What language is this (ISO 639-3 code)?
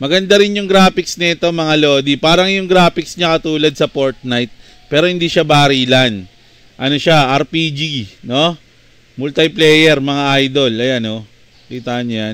fil